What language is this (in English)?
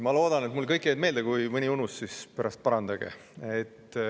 Estonian